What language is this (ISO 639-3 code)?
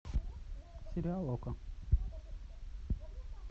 rus